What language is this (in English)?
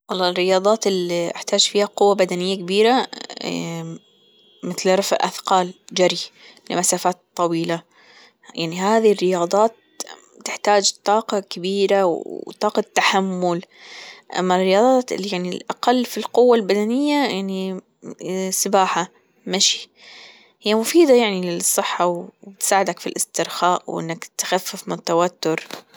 Gulf Arabic